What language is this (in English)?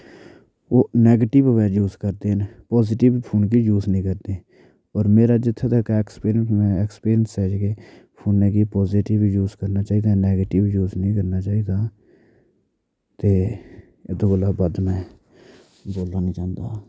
Dogri